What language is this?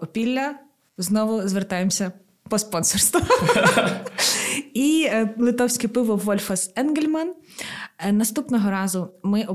Ukrainian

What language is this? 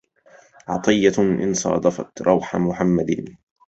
Arabic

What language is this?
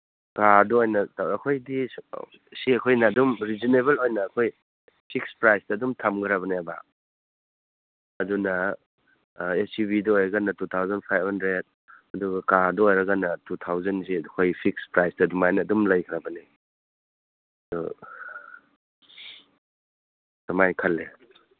Manipuri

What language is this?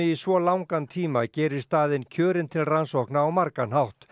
Icelandic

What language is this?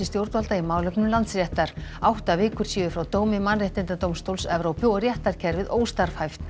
Icelandic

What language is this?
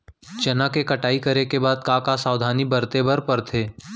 Chhattisgarhi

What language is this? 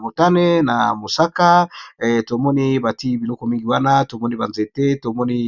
Lingala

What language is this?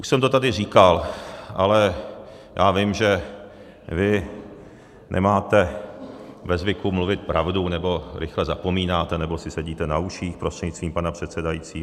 Czech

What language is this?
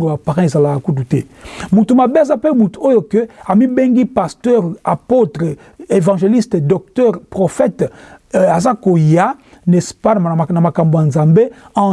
French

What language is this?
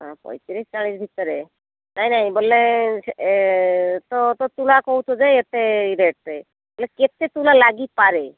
Odia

